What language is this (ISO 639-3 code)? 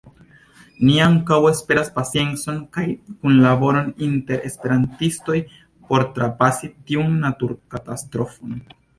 epo